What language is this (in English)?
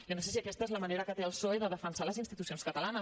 Catalan